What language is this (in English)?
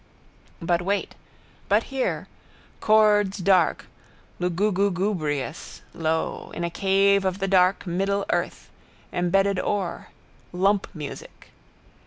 English